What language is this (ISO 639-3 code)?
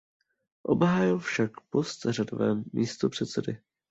ces